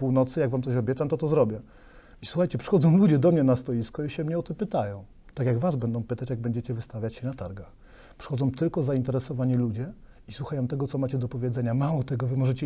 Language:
Polish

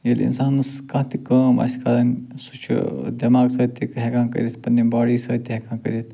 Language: Kashmiri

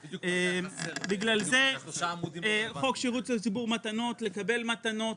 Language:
Hebrew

